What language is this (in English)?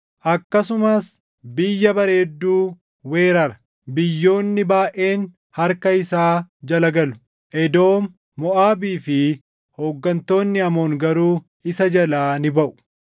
Oromo